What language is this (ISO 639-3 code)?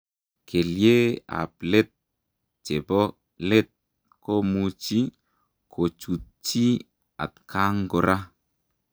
kln